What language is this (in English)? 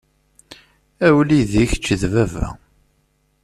Kabyle